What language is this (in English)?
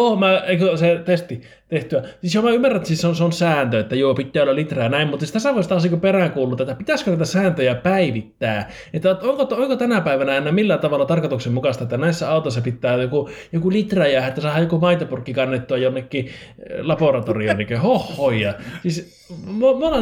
Finnish